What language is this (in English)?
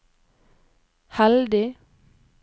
Norwegian